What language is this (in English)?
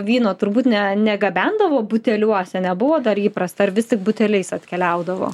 Lithuanian